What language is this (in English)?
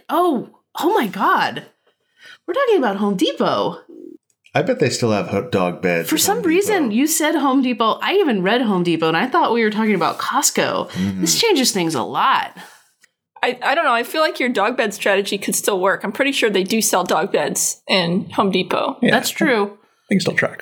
English